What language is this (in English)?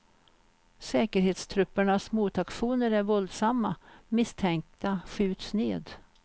Swedish